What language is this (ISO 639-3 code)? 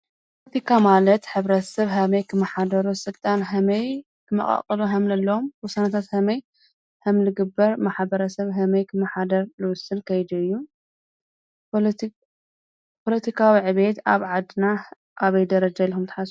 tir